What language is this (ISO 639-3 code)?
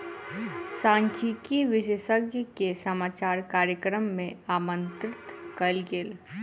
mai